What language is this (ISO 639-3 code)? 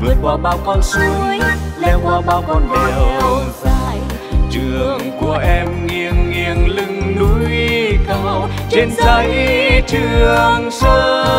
vie